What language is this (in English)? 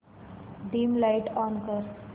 Marathi